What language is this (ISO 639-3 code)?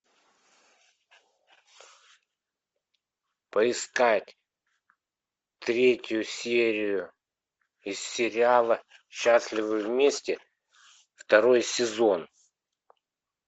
rus